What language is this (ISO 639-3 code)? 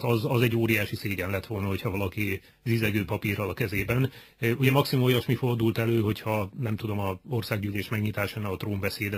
hun